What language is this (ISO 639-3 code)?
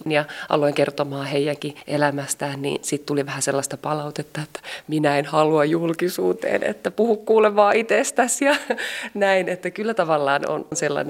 fin